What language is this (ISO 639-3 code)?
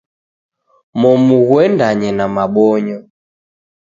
dav